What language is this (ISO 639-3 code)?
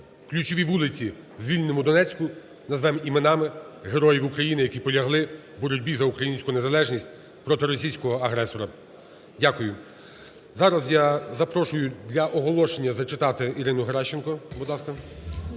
ukr